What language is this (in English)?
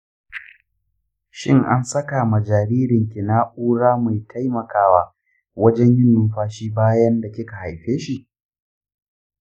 Hausa